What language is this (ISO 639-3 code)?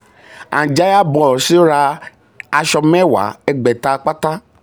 yor